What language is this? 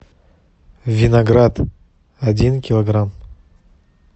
Russian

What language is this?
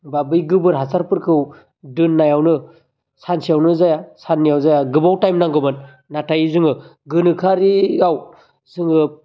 Bodo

